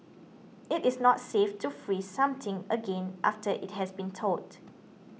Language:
English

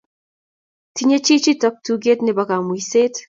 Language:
Kalenjin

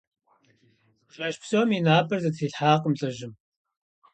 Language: Kabardian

